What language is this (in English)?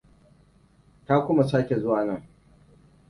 Hausa